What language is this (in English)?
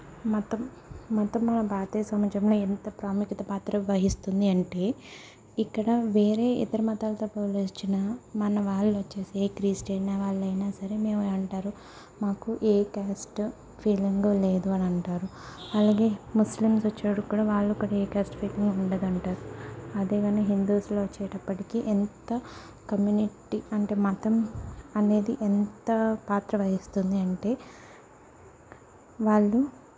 Telugu